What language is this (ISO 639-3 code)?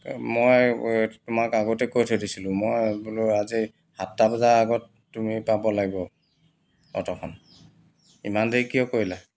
asm